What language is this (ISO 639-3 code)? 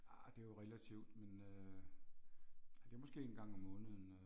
dan